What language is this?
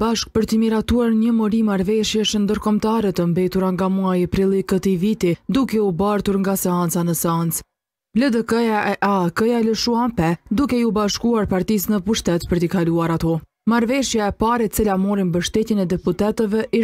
Romanian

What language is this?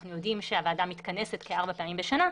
Hebrew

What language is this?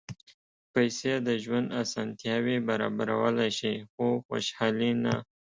Pashto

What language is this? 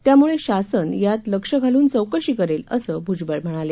Marathi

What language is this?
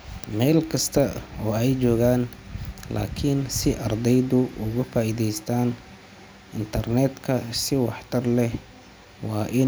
Somali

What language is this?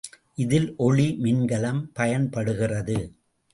Tamil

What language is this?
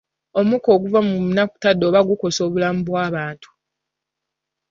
Ganda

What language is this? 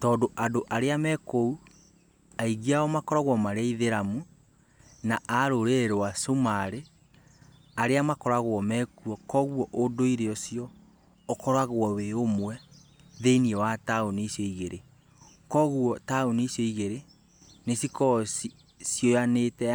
Kikuyu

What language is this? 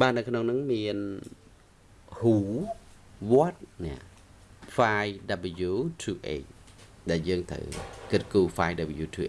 Vietnamese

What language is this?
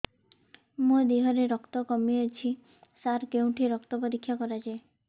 Odia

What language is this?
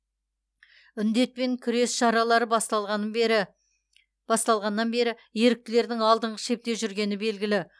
Kazakh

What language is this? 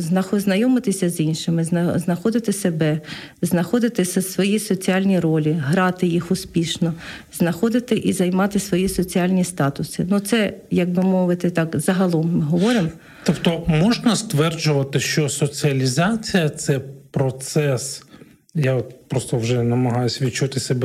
Ukrainian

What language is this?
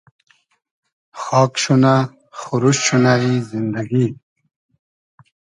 Hazaragi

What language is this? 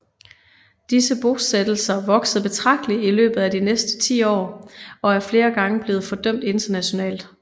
Danish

